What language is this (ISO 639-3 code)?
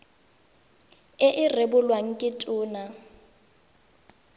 tsn